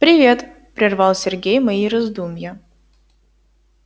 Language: Russian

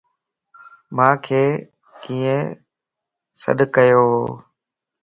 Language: Lasi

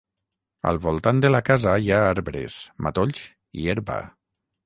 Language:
Catalan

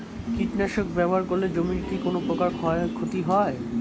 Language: Bangla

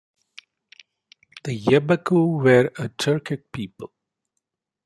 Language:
English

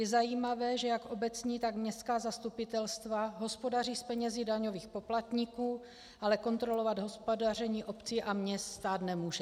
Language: Czech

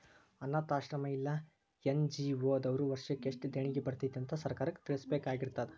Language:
Kannada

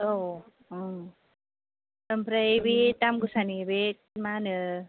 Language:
Bodo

